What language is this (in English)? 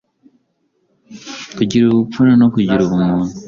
Kinyarwanda